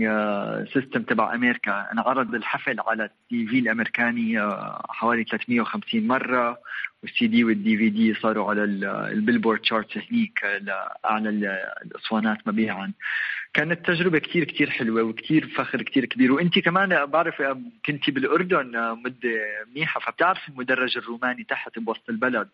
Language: Arabic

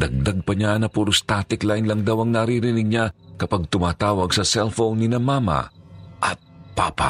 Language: Filipino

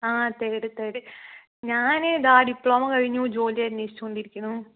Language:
Malayalam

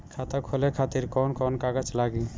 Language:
Bhojpuri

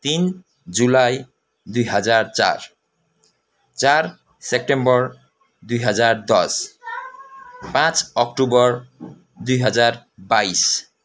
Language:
Nepali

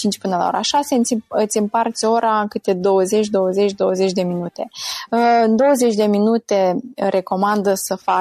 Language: Romanian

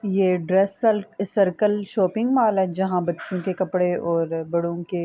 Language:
Urdu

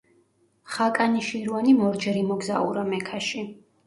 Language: Georgian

